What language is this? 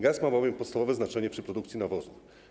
Polish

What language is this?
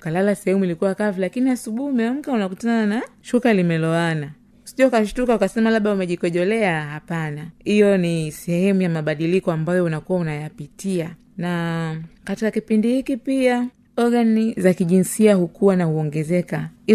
Swahili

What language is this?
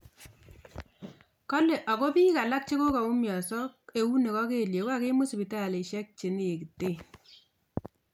Kalenjin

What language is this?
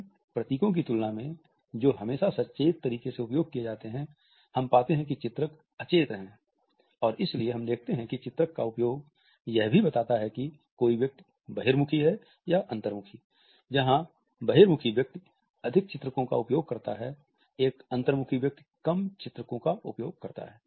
Hindi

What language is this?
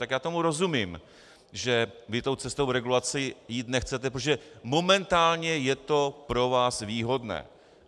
Czech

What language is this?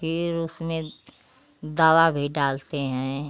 Hindi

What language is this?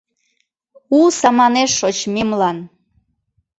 Mari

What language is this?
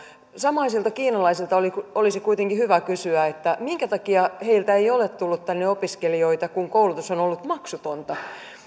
Finnish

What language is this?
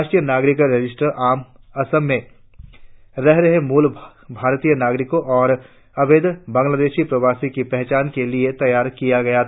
Hindi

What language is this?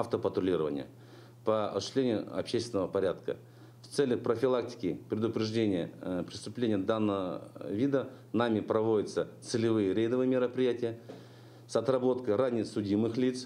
Russian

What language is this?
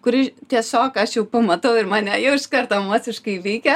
Lithuanian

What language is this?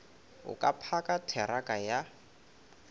Northern Sotho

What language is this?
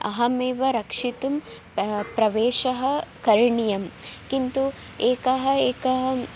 Sanskrit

